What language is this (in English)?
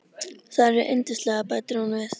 Icelandic